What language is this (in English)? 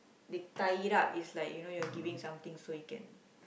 English